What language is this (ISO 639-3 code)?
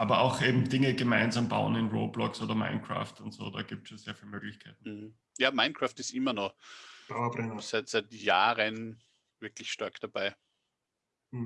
deu